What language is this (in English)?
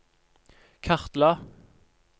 Norwegian